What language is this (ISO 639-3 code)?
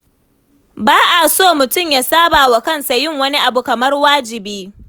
hau